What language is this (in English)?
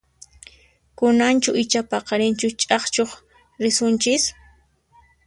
Puno Quechua